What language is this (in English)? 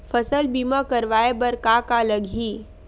Chhattisgarhi